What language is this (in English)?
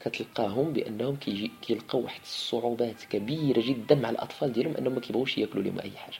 Arabic